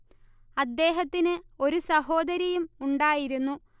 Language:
Malayalam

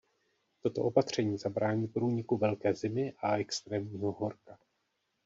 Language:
Czech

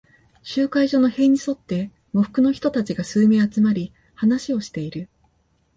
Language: Japanese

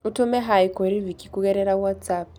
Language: Kikuyu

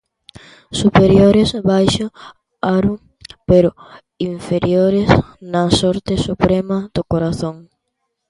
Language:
Galician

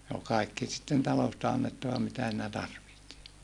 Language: Finnish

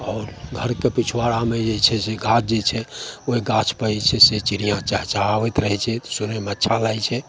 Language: Maithili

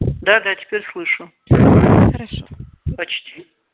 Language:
Russian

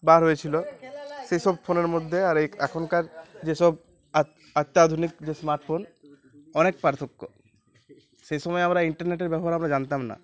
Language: Bangla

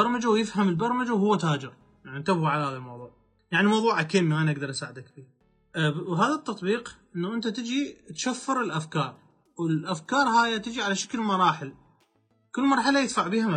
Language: Arabic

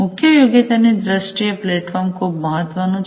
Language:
Gujarati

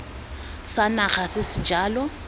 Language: Tswana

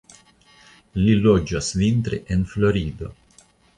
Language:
Esperanto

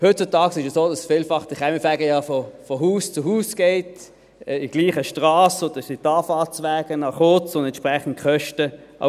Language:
Swiss German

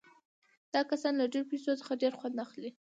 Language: Pashto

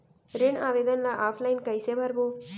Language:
Chhattisgarhi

